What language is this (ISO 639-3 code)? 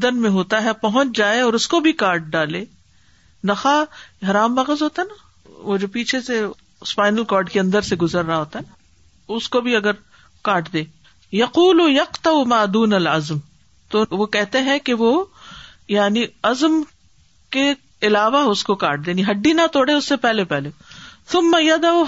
urd